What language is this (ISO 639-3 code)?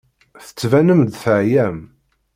kab